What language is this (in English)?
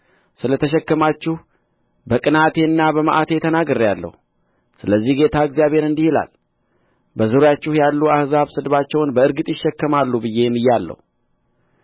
Amharic